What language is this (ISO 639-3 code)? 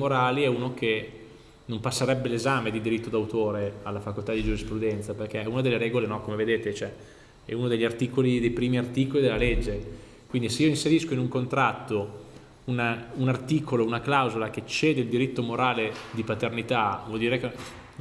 ita